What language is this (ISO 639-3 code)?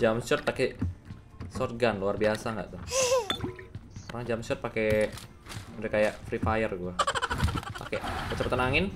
ind